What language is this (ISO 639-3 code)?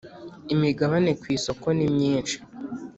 kin